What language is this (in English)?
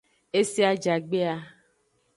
Aja (Benin)